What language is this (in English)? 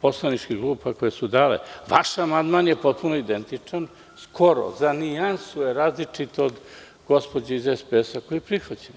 Serbian